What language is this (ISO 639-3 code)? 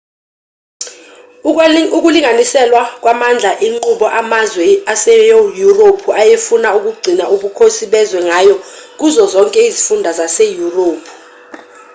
zul